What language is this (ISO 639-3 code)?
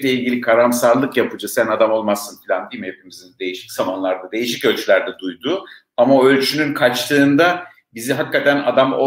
tur